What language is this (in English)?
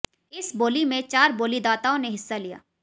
Hindi